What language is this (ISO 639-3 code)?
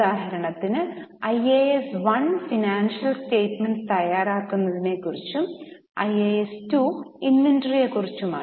mal